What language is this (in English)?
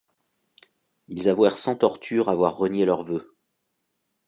French